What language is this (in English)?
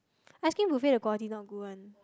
English